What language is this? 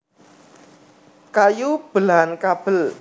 Javanese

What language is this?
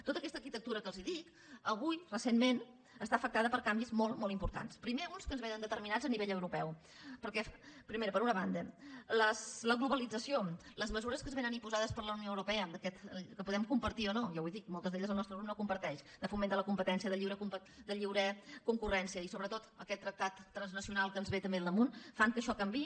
Catalan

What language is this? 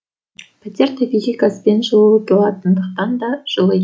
Kazakh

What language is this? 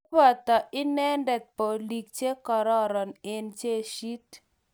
Kalenjin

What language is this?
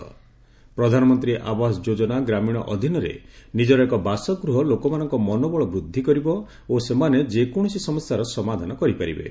Odia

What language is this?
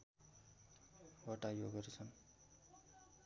Nepali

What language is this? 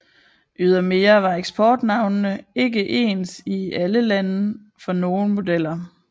Danish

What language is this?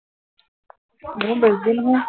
Assamese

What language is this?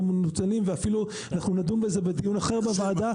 Hebrew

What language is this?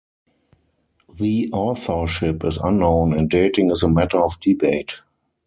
English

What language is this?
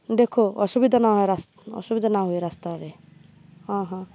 Odia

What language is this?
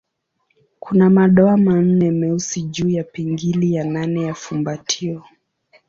Swahili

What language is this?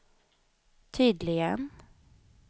Swedish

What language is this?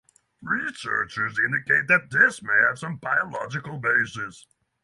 English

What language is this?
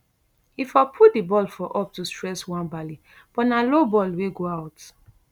Nigerian Pidgin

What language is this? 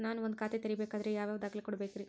Kannada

